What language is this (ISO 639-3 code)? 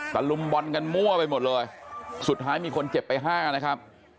tha